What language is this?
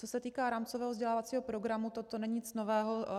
Czech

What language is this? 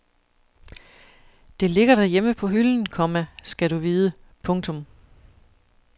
Danish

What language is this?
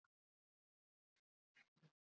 Icelandic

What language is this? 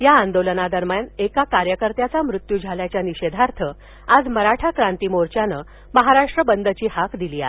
Marathi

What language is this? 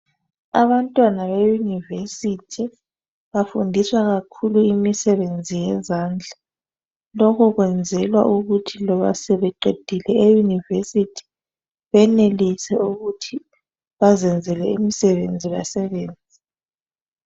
North Ndebele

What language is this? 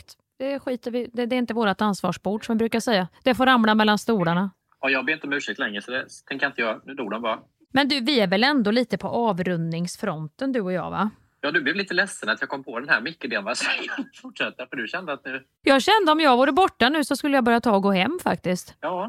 Swedish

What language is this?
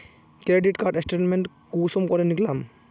Magahi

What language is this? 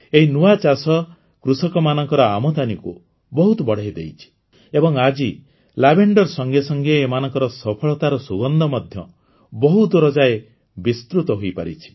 Odia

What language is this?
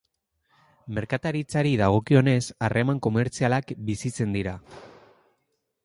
Basque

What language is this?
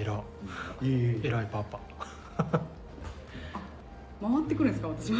Japanese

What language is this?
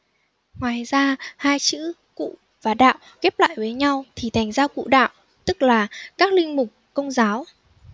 Vietnamese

